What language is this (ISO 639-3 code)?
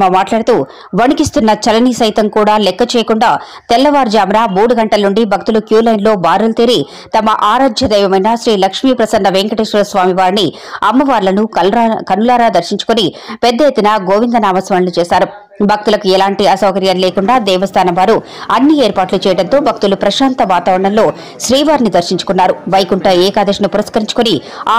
tel